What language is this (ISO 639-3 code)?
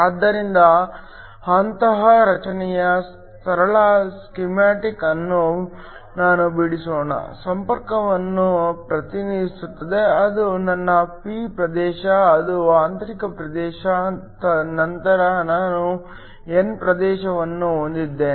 kan